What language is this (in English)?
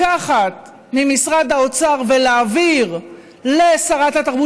Hebrew